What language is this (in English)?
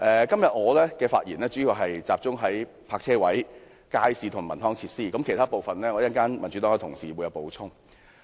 Cantonese